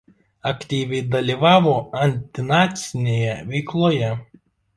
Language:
Lithuanian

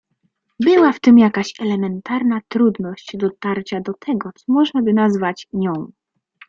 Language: Polish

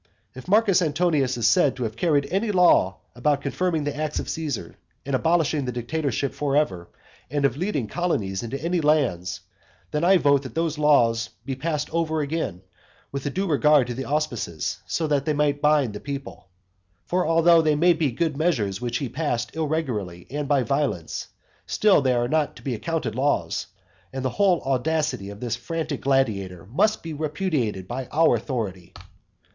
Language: English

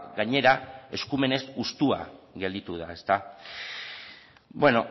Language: Basque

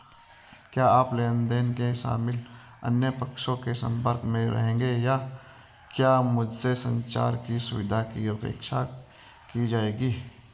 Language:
Hindi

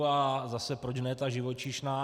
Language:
Czech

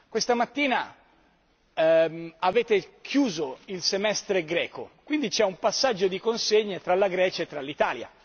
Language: Italian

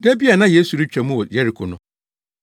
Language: Akan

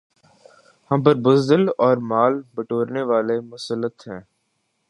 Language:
Urdu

